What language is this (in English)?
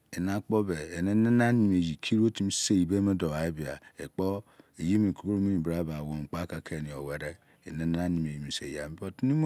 Izon